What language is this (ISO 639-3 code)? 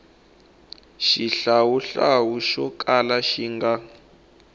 tso